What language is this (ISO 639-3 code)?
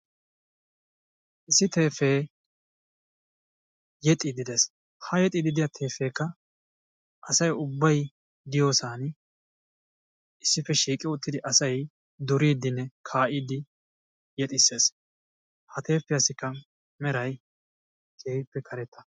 wal